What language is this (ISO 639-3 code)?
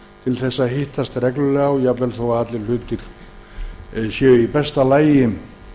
isl